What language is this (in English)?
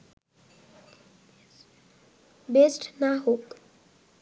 Bangla